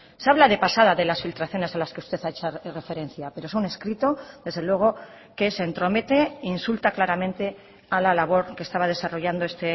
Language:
Spanish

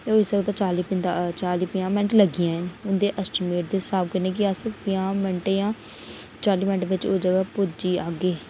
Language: Dogri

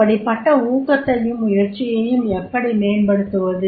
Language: Tamil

